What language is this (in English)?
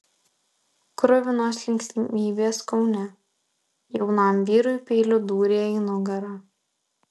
Lithuanian